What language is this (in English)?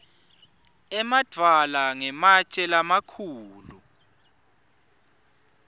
Swati